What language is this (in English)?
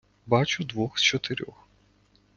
Ukrainian